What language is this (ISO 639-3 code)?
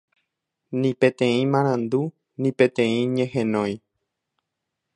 grn